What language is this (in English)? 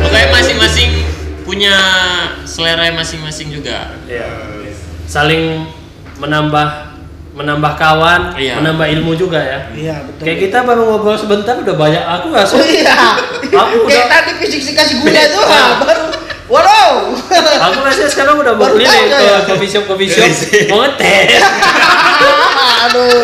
Indonesian